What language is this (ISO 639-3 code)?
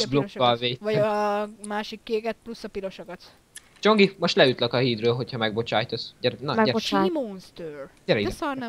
hun